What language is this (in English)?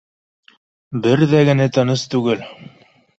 Bashkir